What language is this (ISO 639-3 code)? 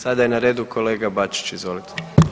hrv